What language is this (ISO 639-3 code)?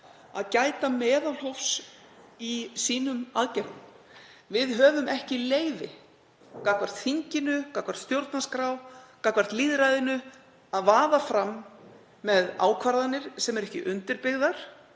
isl